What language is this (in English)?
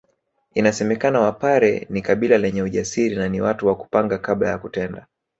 Swahili